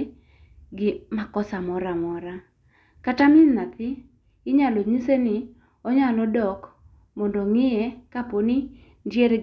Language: Luo (Kenya and Tanzania)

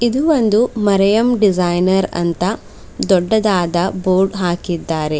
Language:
Kannada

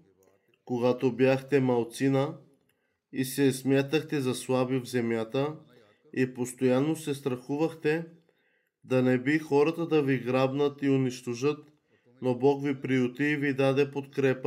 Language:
Bulgarian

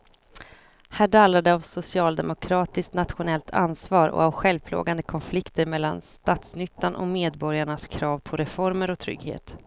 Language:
Swedish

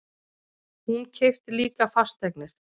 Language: Icelandic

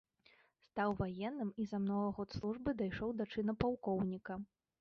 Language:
Belarusian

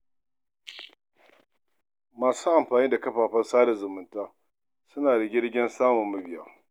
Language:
Hausa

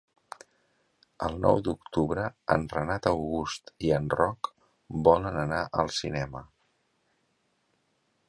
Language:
Catalan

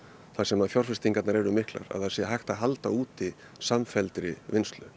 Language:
Icelandic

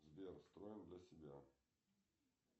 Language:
Russian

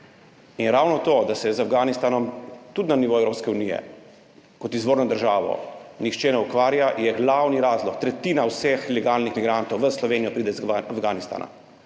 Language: Slovenian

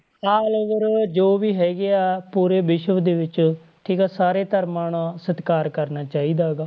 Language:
Punjabi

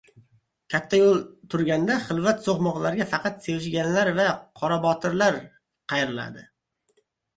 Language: Uzbek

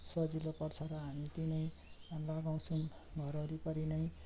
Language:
Nepali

